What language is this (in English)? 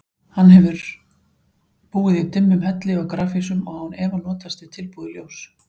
Icelandic